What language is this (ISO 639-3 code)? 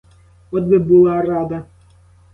ukr